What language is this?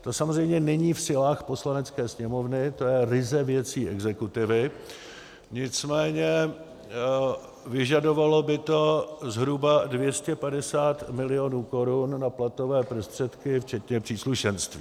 Czech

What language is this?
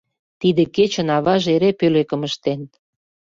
Mari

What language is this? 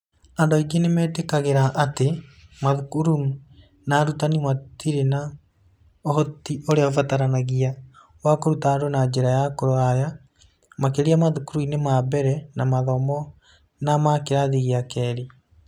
Kikuyu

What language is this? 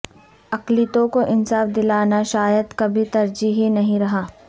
Urdu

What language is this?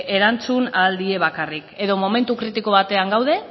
Basque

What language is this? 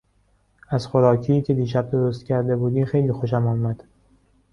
Persian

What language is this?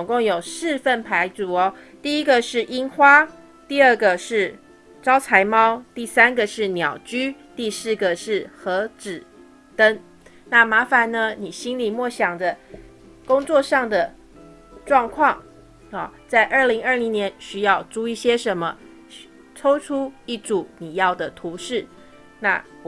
Chinese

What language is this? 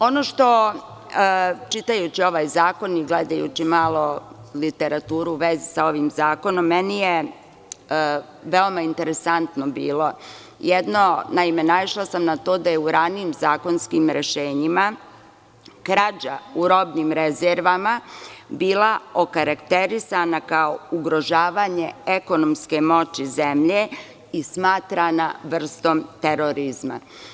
Serbian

